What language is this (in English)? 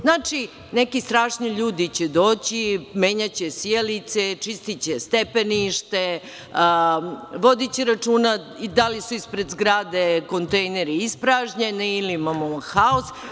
Serbian